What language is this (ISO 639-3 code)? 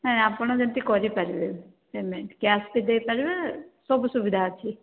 ori